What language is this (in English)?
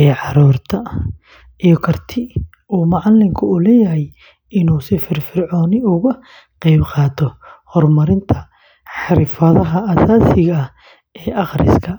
Somali